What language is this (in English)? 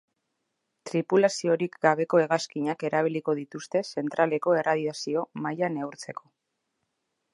Basque